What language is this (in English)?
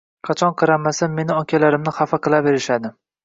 Uzbek